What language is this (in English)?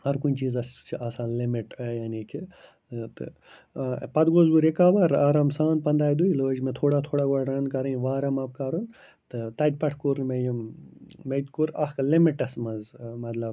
Kashmiri